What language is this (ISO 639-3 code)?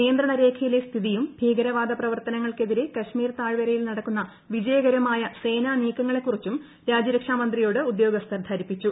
mal